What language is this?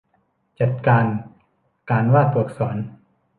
Thai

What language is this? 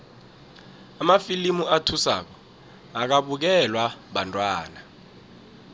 South Ndebele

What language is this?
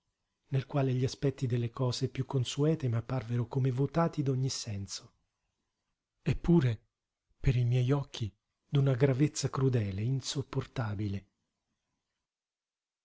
Italian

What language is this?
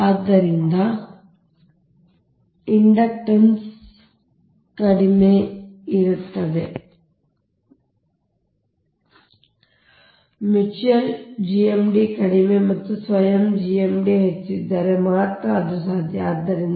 Kannada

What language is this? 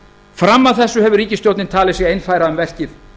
Icelandic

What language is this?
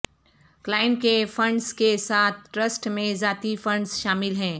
Urdu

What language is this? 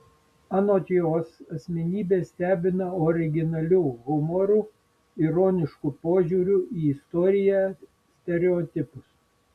Lithuanian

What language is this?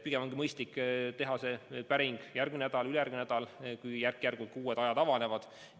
Estonian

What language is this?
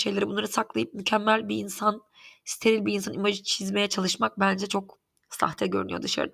Turkish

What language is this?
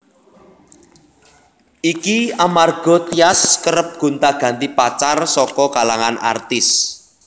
Javanese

